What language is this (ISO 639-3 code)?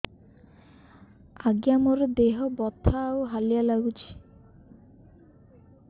ori